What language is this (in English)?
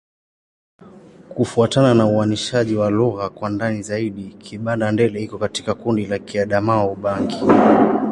Swahili